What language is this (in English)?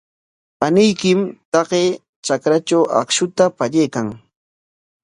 Corongo Ancash Quechua